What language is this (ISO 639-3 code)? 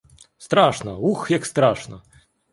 ukr